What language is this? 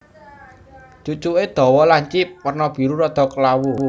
Javanese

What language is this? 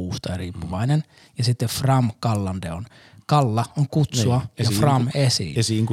Finnish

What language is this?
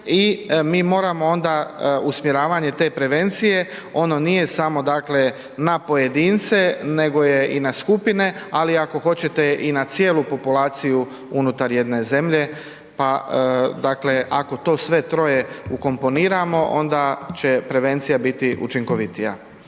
Croatian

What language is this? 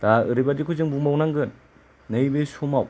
Bodo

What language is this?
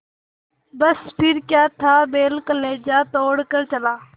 Hindi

